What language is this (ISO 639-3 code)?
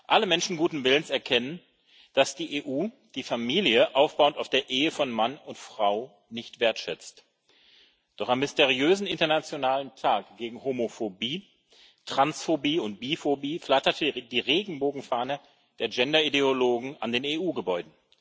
deu